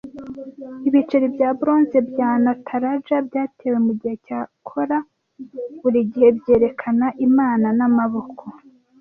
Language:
Kinyarwanda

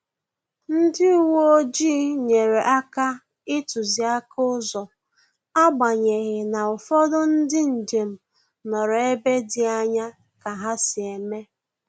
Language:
Igbo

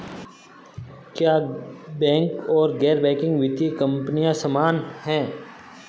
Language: Hindi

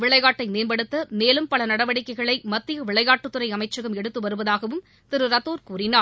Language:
Tamil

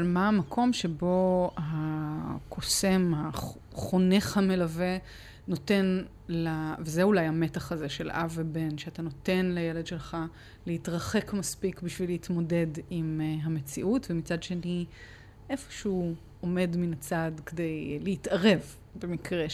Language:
Hebrew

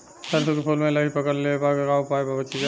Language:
Bhojpuri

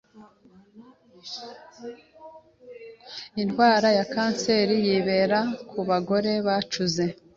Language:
Kinyarwanda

